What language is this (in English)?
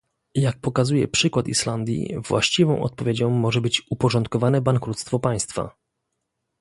Polish